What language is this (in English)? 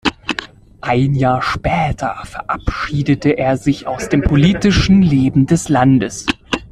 German